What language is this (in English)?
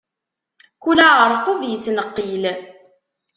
Kabyle